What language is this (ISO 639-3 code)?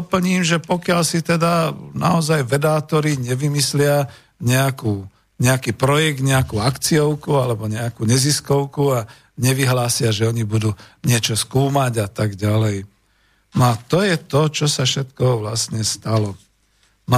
slk